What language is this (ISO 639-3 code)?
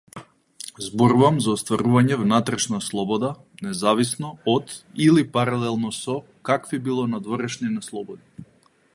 mkd